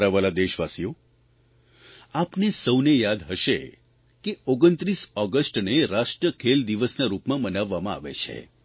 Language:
Gujarati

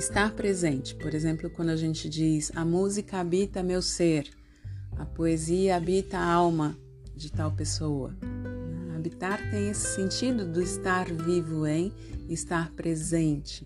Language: Portuguese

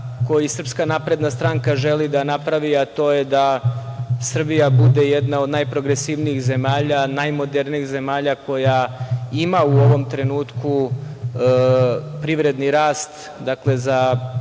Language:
Serbian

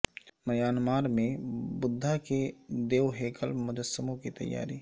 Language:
Urdu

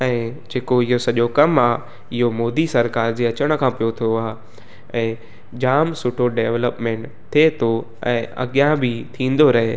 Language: Sindhi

